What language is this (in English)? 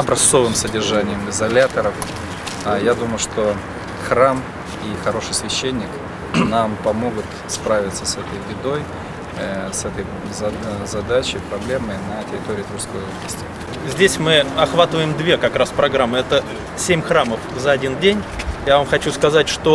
Russian